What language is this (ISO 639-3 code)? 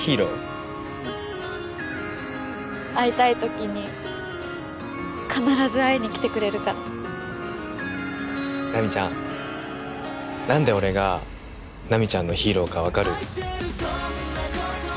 jpn